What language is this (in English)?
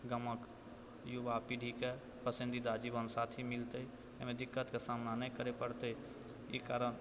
Maithili